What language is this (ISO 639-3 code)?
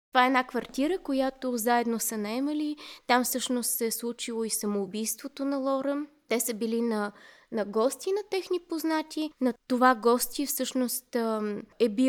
bul